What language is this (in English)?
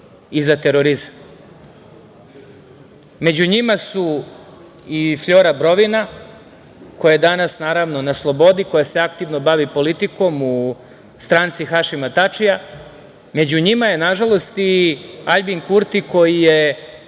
Serbian